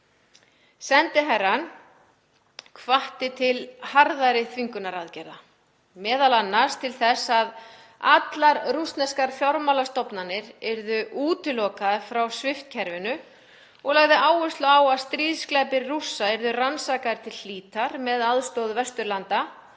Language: Icelandic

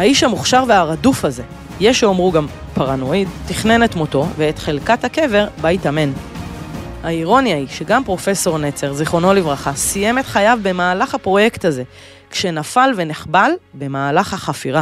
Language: Hebrew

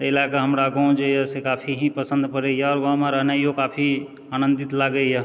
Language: Maithili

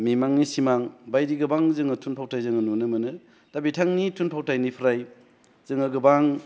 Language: Bodo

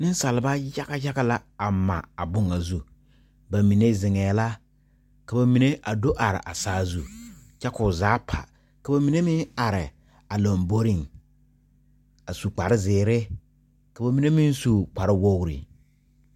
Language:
Southern Dagaare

